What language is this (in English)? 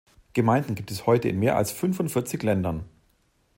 German